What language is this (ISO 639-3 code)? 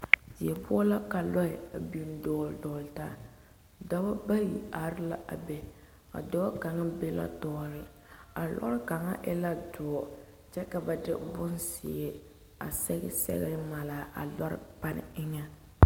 dga